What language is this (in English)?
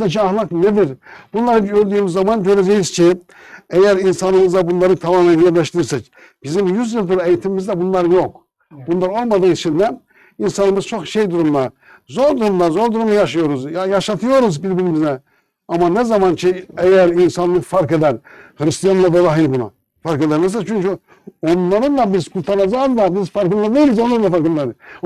Turkish